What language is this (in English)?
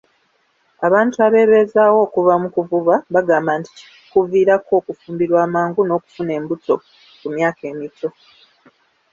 Ganda